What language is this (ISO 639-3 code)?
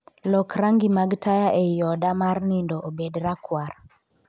luo